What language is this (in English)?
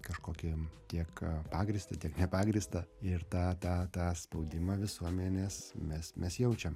Lithuanian